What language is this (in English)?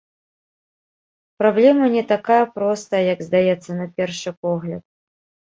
Belarusian